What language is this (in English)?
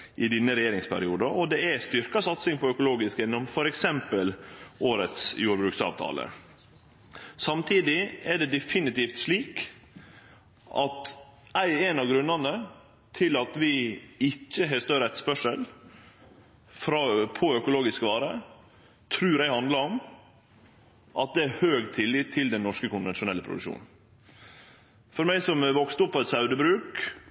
Norwegian Nynorsk